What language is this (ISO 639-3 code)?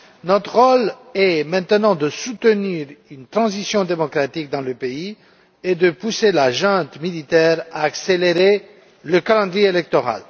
fra